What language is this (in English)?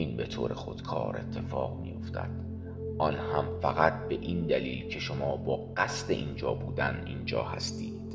Persian